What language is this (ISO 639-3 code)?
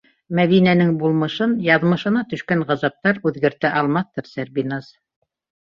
bak